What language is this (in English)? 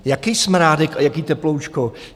Czech